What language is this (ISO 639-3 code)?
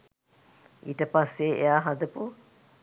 sin